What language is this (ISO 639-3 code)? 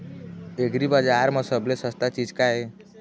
hne